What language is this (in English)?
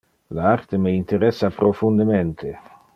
Interlingua